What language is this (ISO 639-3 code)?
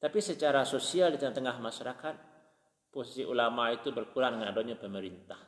msa